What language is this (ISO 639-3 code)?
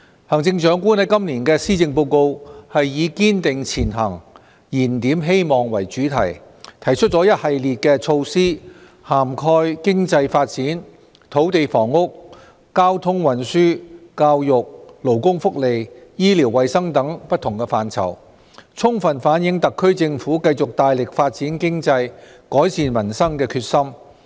yue